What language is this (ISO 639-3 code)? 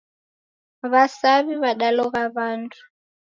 dav